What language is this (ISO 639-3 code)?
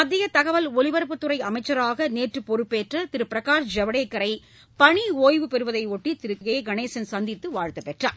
tam